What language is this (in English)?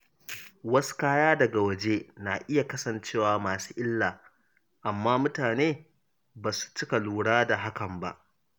Hausa